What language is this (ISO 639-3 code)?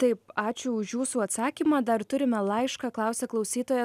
lit